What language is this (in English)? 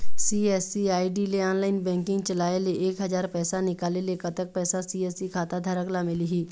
Chhattisgarhi